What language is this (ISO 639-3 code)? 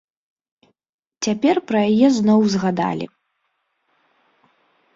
bel